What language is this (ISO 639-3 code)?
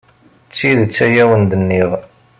kab